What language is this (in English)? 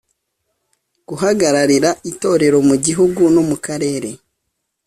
Kinyarwanda